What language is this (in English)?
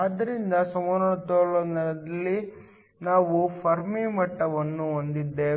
Kannada